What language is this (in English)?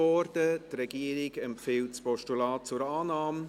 Swiss German